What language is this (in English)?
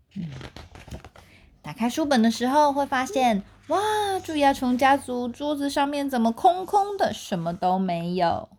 Chinese